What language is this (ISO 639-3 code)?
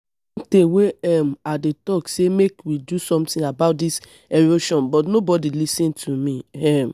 pcm